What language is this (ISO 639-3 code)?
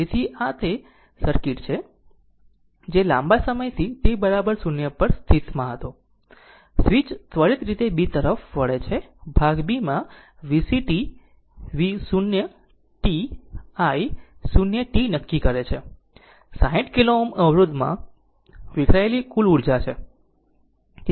guj